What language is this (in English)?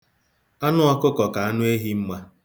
Igbo